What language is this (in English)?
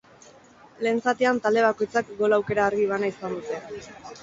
Basque